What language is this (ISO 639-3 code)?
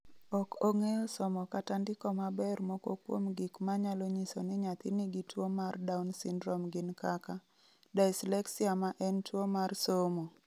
luo